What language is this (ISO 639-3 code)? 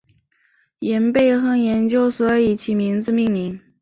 zho